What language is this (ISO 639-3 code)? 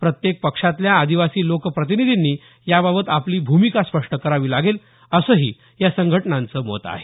mar